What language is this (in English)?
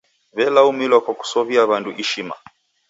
Taita